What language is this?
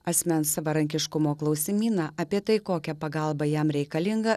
Lithuanian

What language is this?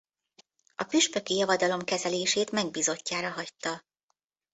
Hungarian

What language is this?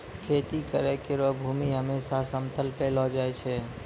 Maithili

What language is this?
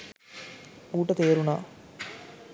Sinhala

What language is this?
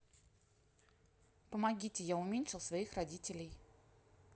Russian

